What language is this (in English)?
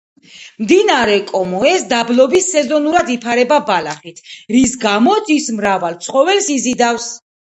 Georgian